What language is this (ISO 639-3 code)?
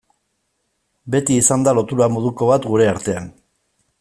eus